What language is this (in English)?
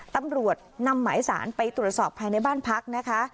Thai